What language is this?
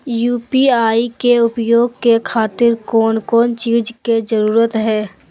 Magahi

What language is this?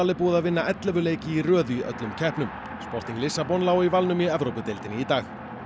Icelandic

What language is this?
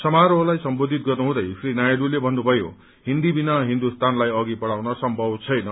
Nepali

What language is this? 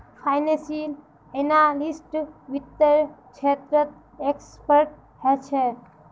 Magahi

